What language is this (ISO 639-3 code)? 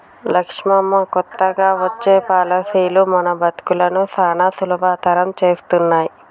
tel